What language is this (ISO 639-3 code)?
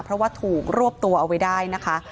tha